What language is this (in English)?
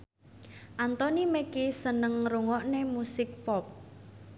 Javanese